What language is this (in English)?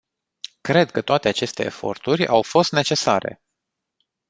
Romanian